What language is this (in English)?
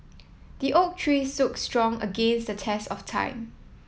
English